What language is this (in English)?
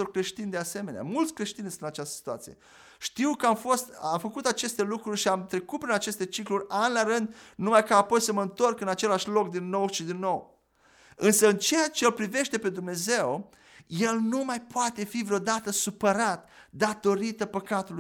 Romanian